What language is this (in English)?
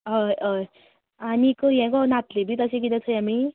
Konkani